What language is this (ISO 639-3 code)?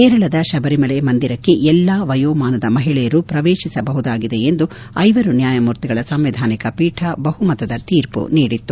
kan